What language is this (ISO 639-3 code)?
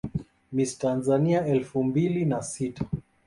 swa